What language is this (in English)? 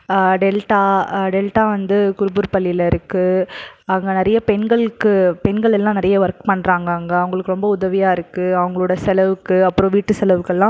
Tamil